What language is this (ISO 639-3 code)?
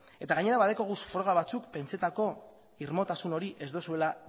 eus